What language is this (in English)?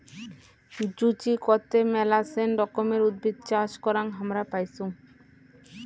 Bangla